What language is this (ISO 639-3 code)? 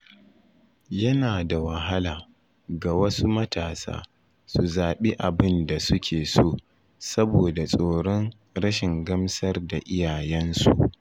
hau